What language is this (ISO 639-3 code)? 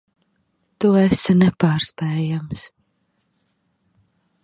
lav